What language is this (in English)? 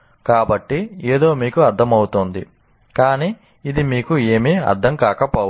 Telugu